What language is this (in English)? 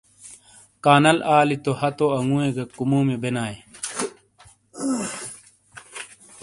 Shina